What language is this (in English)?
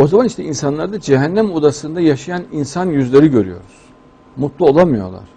Turkish